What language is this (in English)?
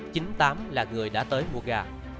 Vietnamese